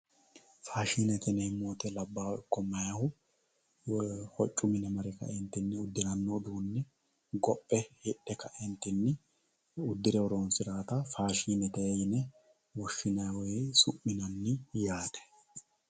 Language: Sidamo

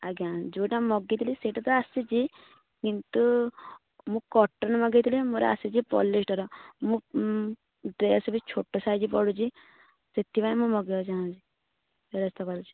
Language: Odia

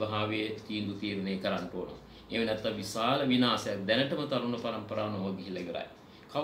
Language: Turkish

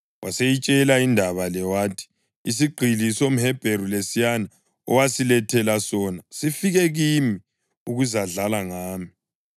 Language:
North Ndebele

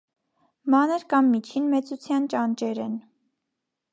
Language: Armenian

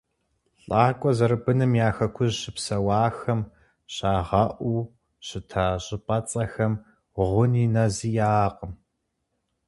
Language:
Kabardian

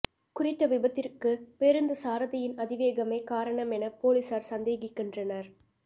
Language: Tamil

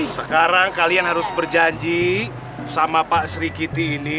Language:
Indonesian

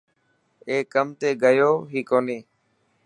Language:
Dhatki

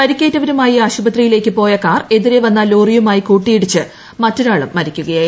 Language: Malayalam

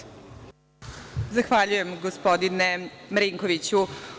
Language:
Serbian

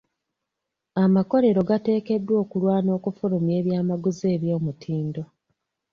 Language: Ganda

